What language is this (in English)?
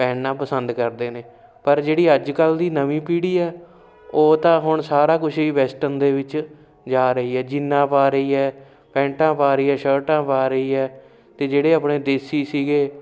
Punjabi